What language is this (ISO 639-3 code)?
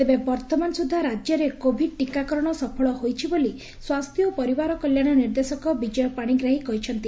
ori